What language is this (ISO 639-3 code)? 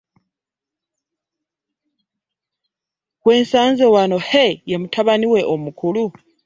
lug